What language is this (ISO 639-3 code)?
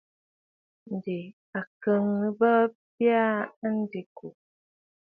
bfd